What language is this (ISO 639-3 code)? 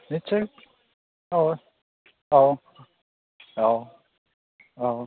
brx